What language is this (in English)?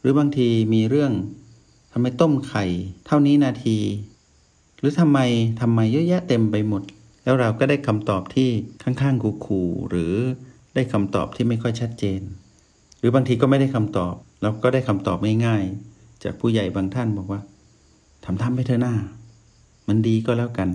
Thai